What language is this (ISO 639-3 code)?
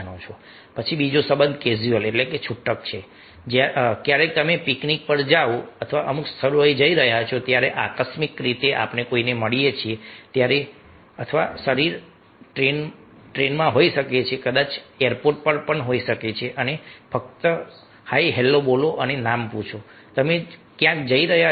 guj